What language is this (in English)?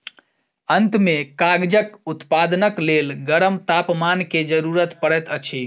Maithili